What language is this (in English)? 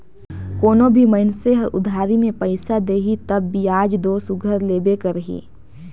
Chhattisgarhi